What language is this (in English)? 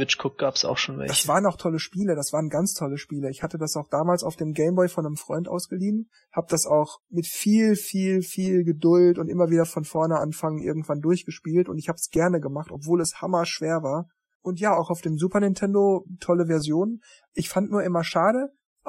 German